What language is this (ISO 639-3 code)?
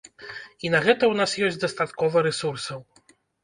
bel